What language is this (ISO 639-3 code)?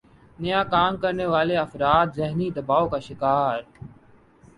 urd